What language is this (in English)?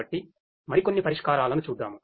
Telugu